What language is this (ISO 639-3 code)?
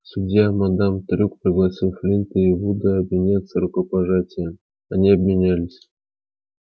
rus